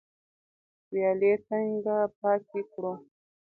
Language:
Pashto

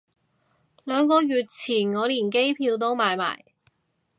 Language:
Cantonese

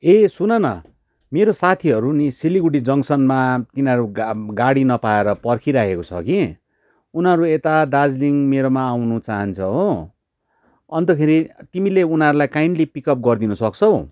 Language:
Nepali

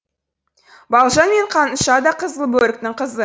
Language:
Kazakh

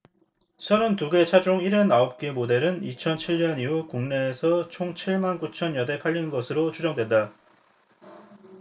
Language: Korean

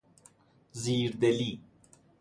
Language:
Persian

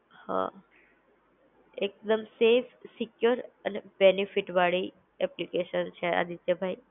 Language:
Gujarati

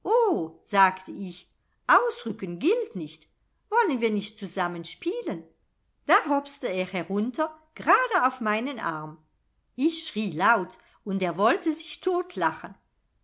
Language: German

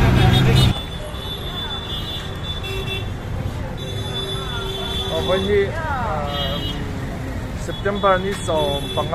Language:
Thai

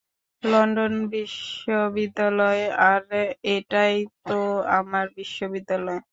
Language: Bangla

